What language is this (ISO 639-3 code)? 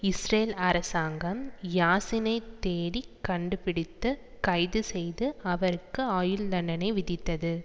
tam